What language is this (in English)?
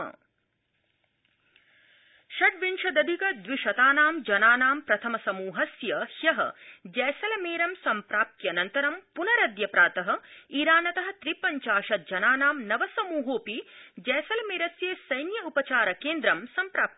Sanskrit